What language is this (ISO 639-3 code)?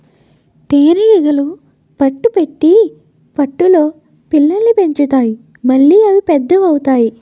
tel